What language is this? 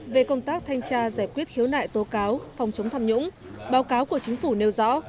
Vietnamese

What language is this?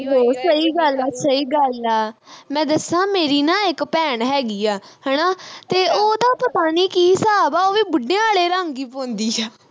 Punjabi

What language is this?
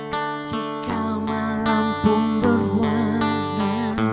Indonesian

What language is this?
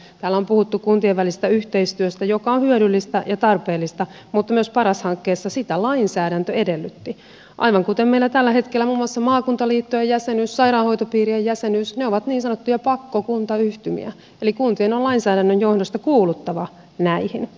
Finnish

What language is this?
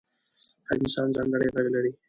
Pashto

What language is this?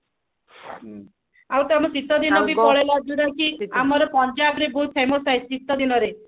Odia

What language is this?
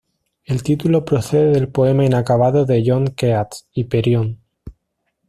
Spanish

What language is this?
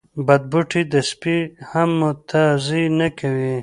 Pashto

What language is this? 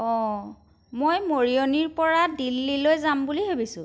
Assamese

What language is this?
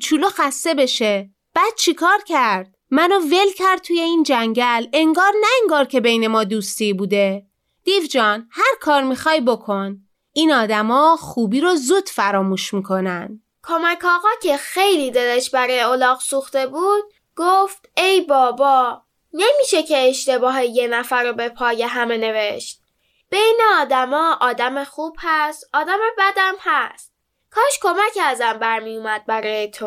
Persian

